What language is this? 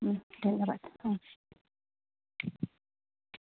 Assamese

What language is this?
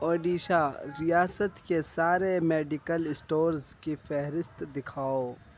Urdu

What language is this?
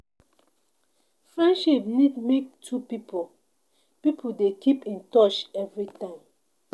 Nigerian Pidgin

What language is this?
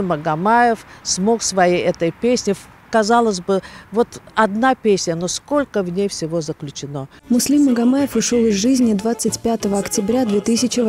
Russian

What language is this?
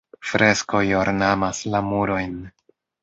Esperanto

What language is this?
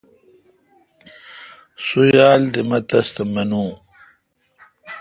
Kalkoti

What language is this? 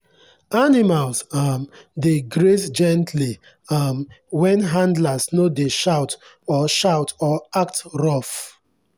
Nigerian Pidgin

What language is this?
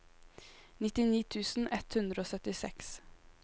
Norwegian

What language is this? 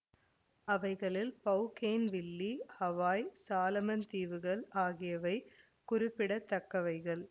Tamil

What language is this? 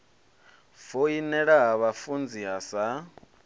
Venda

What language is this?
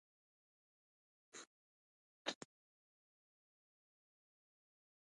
Pashto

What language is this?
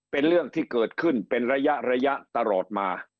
Thai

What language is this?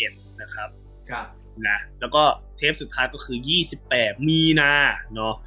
Thai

